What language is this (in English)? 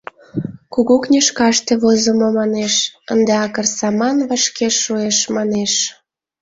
Mari